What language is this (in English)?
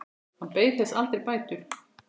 Icelandic